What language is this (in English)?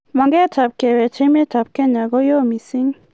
Kalenjin